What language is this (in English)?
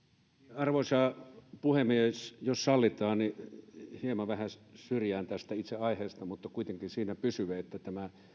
Finnish